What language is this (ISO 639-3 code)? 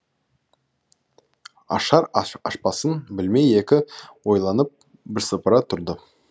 kaz